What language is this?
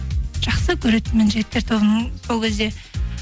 Kazakh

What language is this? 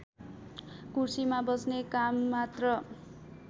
Nepali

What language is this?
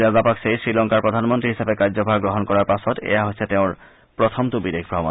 Assamese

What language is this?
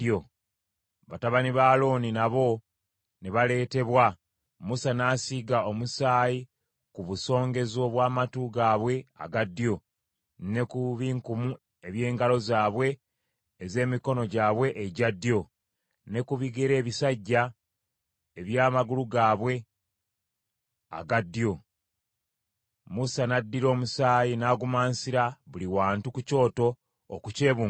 Ganda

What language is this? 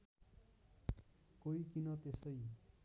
Nepali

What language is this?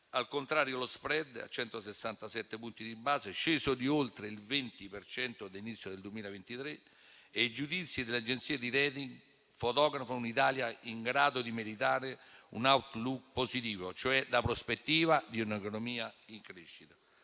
Italian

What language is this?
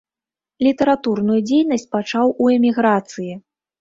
Belarusian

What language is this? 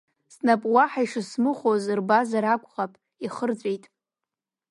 Abkhazian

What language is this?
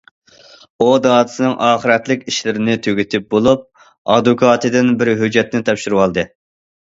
Uyghur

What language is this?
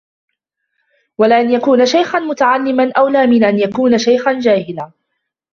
Arabic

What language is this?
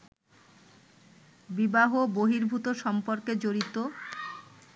Bangla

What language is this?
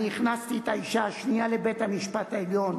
Hebrew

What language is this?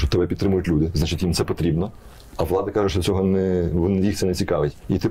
Ukrainian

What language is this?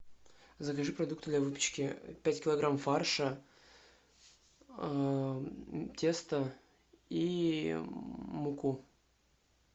Russian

